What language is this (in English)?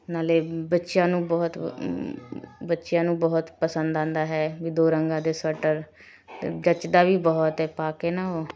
Punjabi